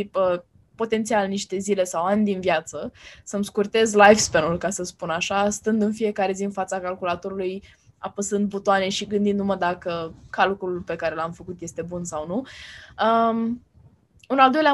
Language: Romanian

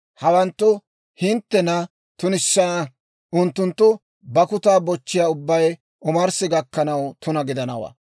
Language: Dawro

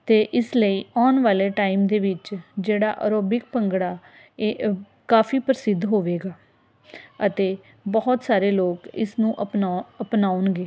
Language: Punjabi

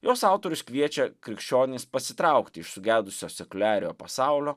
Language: Lithuanian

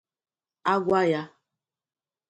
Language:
Igbo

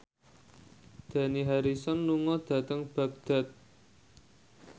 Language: Javanese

